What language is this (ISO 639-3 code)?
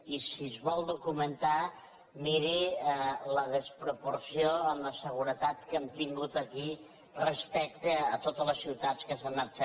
cat